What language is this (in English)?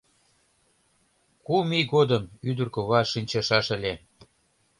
Mari